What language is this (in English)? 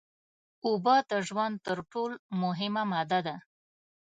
Pashto